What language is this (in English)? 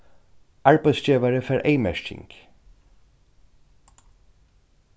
Faroese